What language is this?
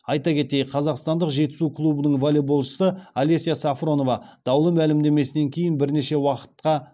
Kazakh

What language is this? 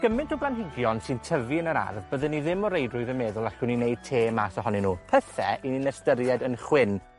Welsh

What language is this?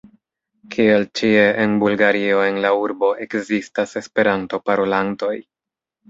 Esperanto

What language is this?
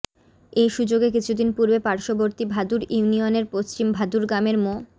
Bangla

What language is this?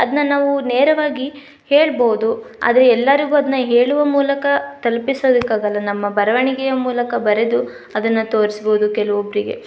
Kannada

